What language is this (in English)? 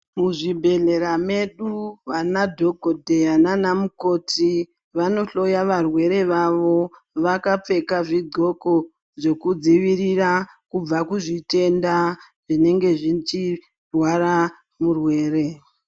Ndau